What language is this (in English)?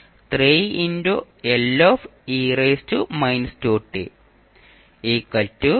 Malayalam